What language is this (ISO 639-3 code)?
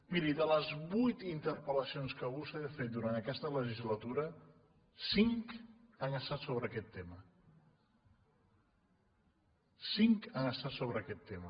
cat